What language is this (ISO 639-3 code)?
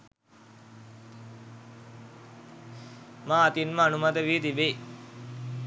sin